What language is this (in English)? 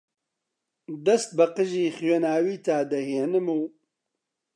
Central Kurdish